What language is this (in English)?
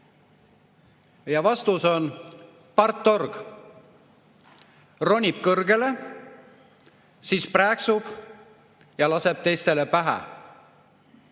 Estonian